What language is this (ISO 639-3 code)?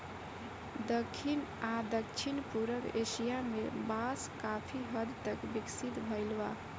bho